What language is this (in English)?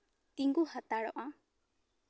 Santali